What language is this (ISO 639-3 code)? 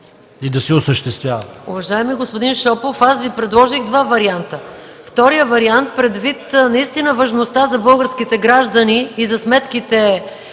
bul